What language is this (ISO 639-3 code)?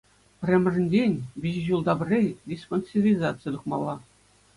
chv